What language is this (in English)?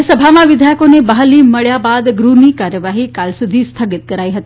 Gujarati